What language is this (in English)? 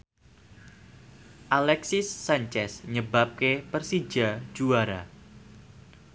Javanese